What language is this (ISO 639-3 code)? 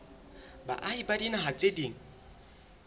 sot